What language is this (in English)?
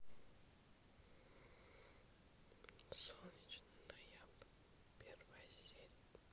Russian